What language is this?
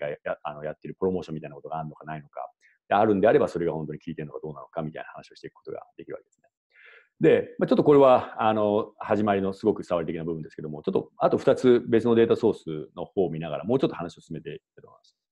Japanese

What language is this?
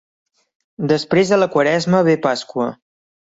Catalan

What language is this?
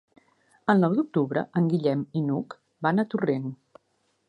Catalan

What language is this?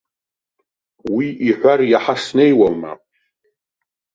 Abkhazian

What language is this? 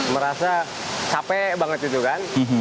Indonesian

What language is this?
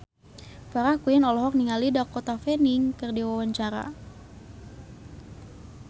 Sundanese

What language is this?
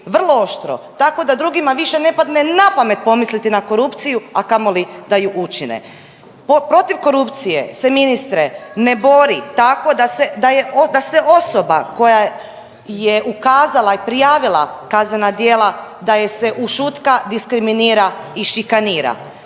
Croatian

